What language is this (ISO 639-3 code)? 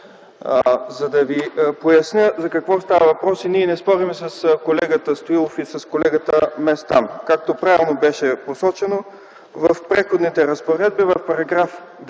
bul